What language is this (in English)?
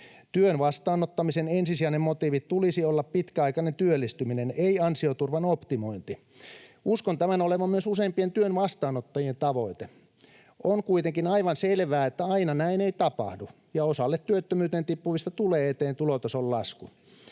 Finnish